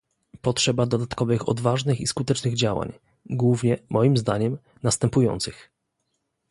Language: Polish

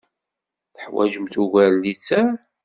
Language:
Kabyle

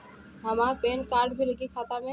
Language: Bhojpuri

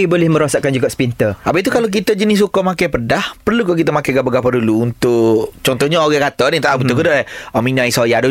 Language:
Malay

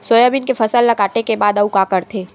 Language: Chhattisgarhi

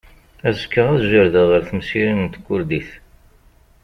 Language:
Kabyle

